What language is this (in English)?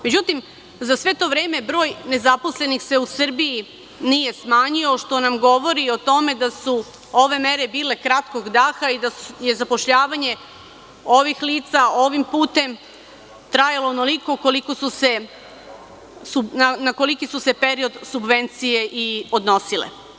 Serbian